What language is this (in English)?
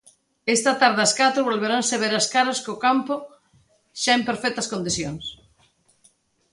Galician